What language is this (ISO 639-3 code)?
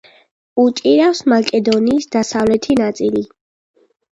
kat